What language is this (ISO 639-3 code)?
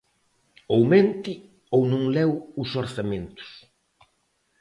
glg